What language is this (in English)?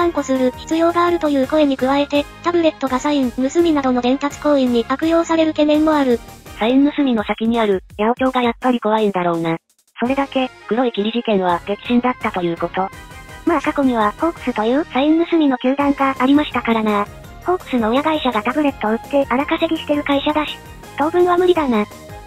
Japanese